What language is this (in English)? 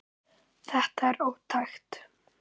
Icelandic